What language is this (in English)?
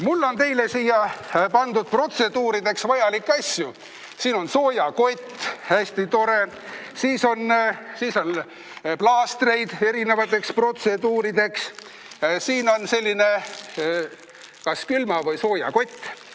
Estonian